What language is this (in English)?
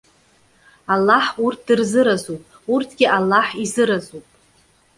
Abkhazian